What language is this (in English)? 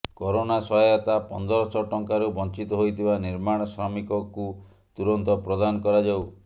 Odia